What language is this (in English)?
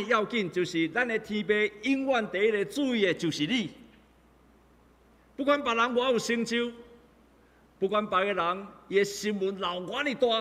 Chinese